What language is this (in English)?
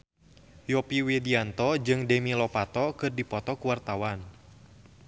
Sundanese